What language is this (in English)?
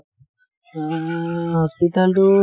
Assamese